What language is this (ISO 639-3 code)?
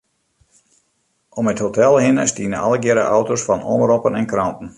fry